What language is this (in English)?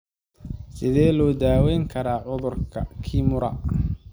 Somali